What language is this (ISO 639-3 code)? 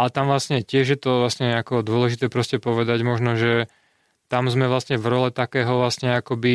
slk